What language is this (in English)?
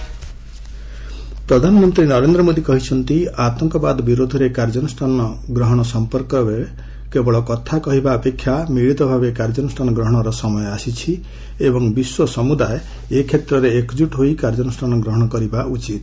Odia